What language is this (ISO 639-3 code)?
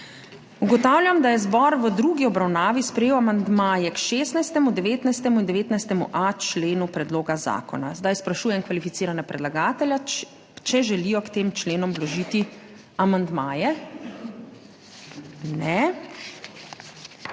slv